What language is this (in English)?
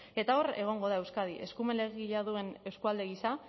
Basque